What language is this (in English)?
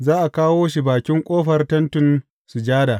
Hausa